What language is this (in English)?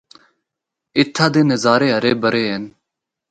Northern Hindko